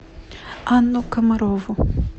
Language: Russian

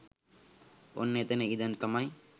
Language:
Sinhala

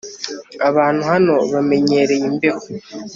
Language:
Kinyarwanda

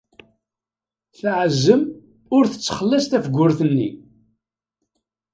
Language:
Kabyle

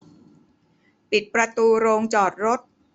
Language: Thai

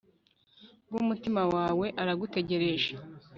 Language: Kinyarwanda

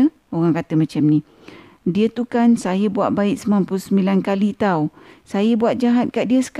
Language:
Malay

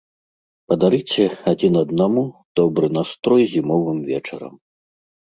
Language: Belarusian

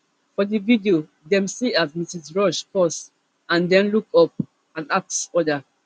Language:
Nigerian Pidgin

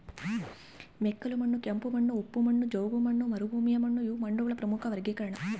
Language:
Kannada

